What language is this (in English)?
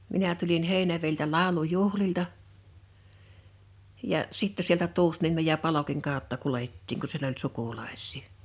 Finnish